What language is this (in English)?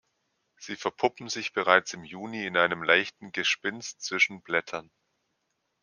German